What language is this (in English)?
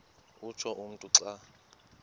Xhosa